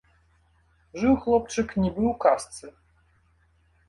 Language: Belarusian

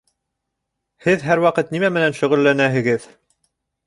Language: Bashkir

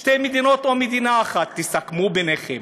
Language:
Hebrew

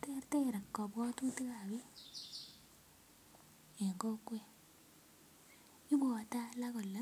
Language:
Kalenjin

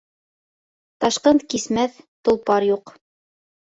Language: Bashkir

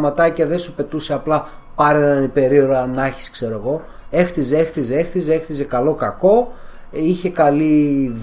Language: Greek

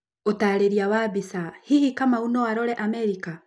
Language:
Kikuyu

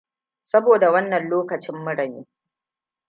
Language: Hausa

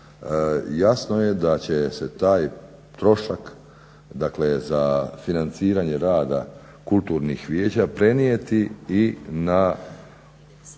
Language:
Croatian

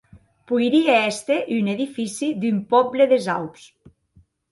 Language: Occitan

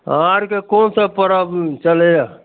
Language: Maithili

